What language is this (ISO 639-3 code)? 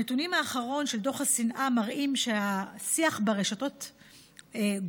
heb